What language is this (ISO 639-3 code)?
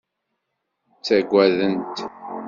kab